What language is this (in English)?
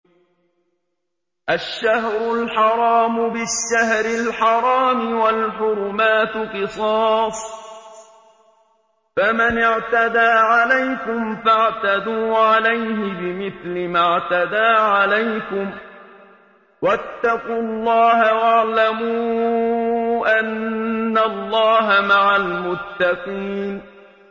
Arabic